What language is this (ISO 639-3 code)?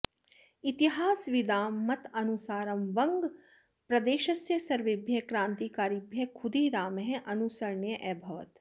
san